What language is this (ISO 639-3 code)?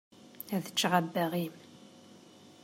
kab